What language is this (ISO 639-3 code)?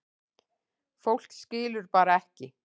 isl